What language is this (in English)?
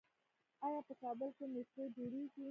Pashto